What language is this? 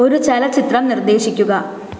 Malayalam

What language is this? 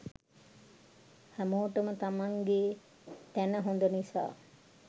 Sinhala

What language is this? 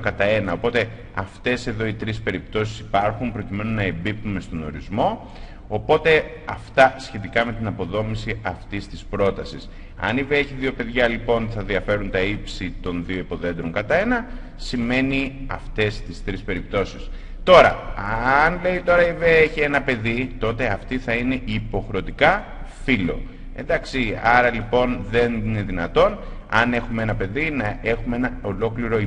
Greek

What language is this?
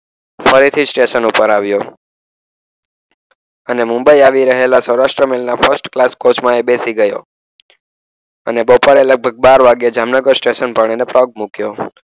Gujarati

